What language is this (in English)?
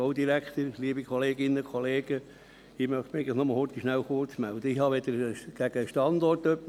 Swiss German